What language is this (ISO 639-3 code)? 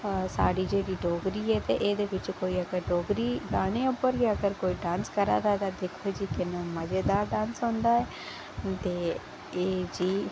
doi